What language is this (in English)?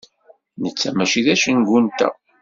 Kabyle